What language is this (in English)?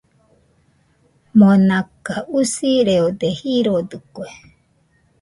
Nüpode Huitoto